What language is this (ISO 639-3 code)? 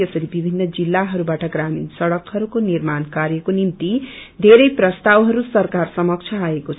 nep